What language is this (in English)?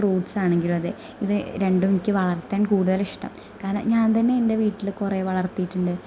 Malayalam